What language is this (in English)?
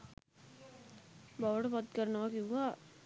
Sinhala